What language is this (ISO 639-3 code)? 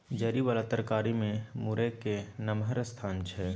mai